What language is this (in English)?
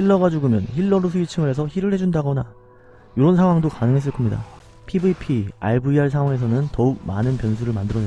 Korean